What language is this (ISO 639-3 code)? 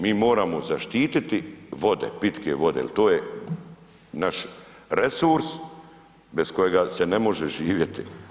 hrv